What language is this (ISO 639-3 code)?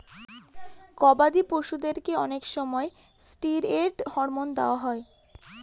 ben